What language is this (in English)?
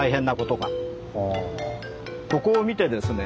Japanese